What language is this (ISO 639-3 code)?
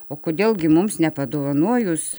lit